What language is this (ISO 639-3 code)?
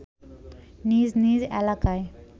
ben